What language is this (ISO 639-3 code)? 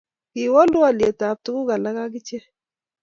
kln